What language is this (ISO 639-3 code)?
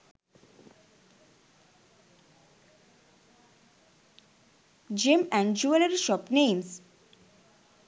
sin